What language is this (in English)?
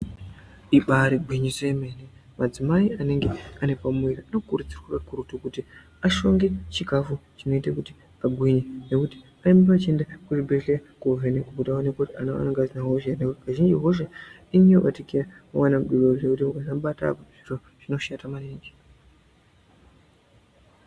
Ndau